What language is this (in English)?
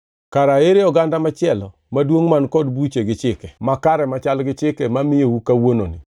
Luo (Kenya and Tanzania)